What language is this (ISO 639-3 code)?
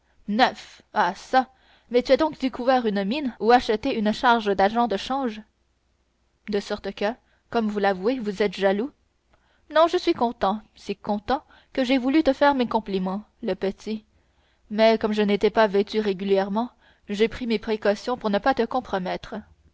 fra